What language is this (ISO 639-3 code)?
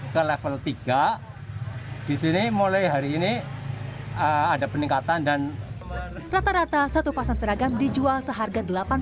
ind